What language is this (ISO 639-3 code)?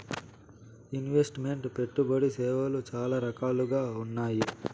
tel